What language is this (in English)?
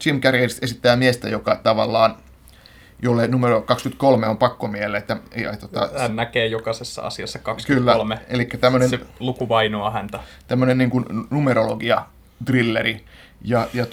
Finnish